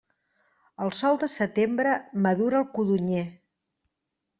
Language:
Catalan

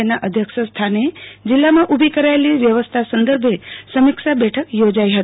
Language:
Gujarati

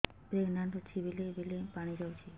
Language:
Odia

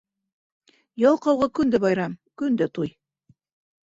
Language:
Bashkir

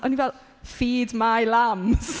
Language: Welsh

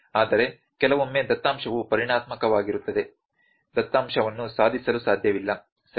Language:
Kannada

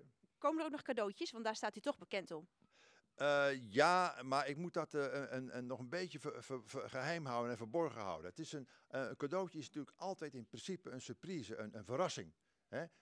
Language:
Dutch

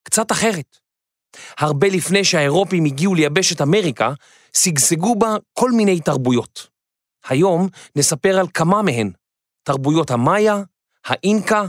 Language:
Hebrew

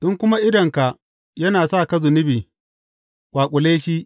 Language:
Hausa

